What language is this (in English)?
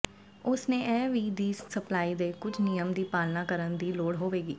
Punjabi